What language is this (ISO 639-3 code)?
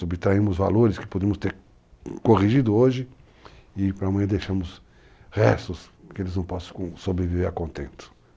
por